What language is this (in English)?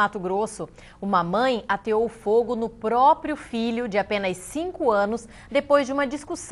Portuguese